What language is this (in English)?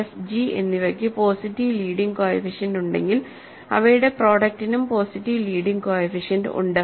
Malayalam